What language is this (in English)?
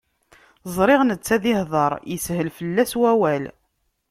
Kabyle